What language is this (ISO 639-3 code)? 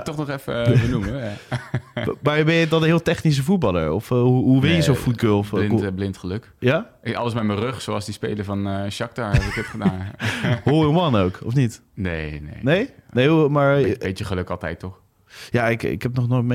nld